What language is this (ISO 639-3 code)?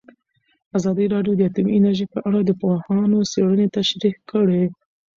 pus